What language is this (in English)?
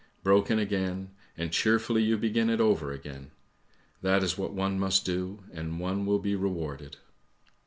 English